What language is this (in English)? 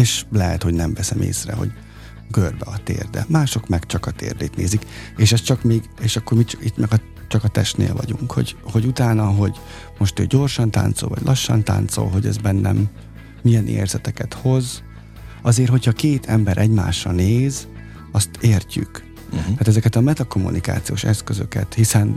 Hungarian